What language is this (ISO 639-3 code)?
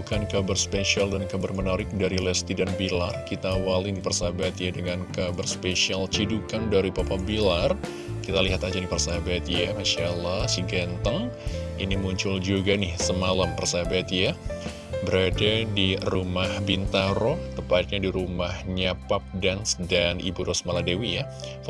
ind